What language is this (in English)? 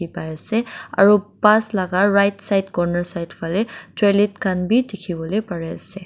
Naga Pidgin